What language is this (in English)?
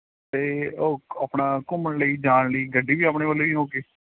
Punjabi